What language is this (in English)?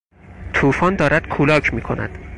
Persian